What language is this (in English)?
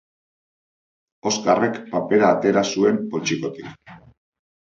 Basque